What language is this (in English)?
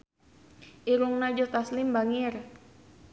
Sundanese